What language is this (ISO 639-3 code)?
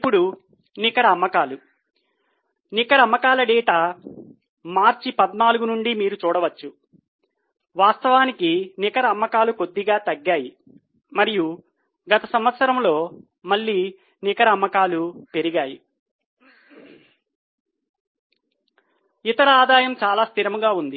tel